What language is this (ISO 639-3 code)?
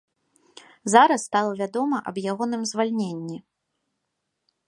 bel